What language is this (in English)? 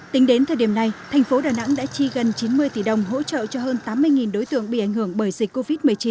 Vietnamese